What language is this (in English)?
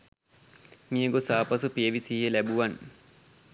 Sinhala